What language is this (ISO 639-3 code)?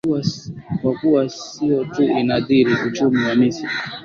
swa